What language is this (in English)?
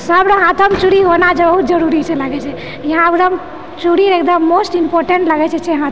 Maithili